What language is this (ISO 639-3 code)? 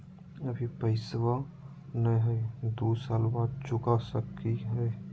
mag